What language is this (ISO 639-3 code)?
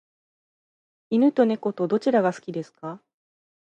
jpn